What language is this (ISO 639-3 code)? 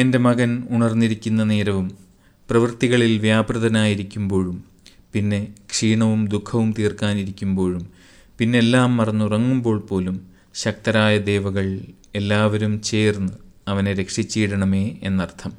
mal